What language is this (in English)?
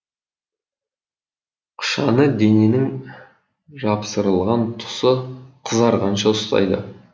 Kazakh